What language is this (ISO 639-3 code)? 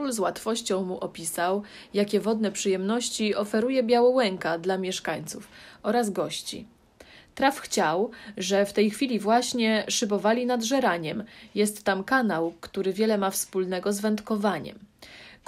pol